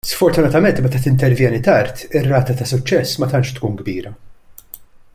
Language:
Maltese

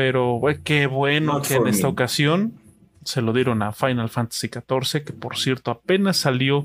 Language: Spanish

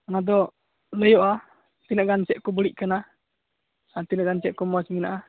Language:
Santali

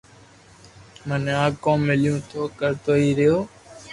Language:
Loarki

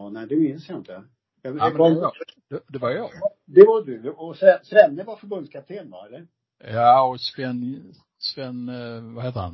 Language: Swedish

